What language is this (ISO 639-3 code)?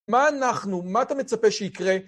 heb